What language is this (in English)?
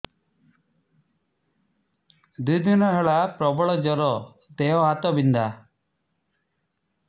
Odia